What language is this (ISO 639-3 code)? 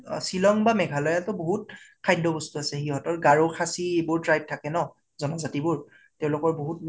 asm